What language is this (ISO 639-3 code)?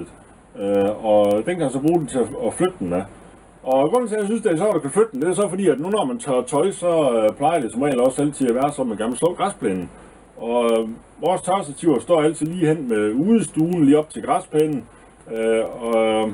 dan